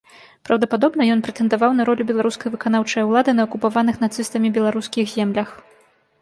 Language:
Belarusian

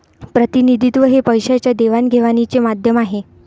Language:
Marathi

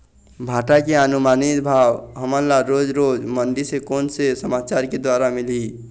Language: Chhattisgarhi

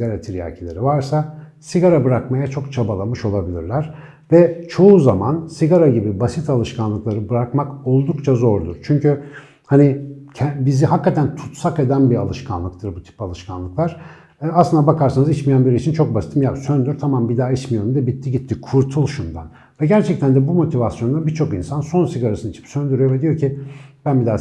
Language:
Turkish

